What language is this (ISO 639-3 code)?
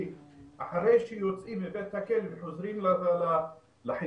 heb